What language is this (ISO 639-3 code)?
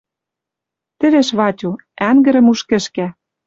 mrj